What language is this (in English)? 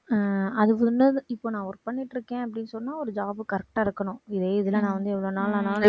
Tamil